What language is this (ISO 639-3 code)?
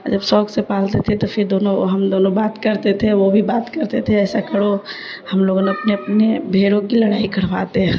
urd